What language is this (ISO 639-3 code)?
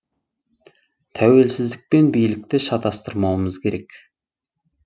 kaz